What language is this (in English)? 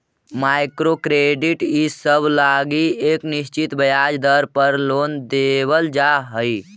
Magahi